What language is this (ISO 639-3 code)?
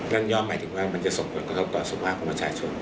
tha